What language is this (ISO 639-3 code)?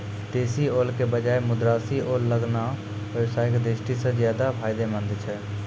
mai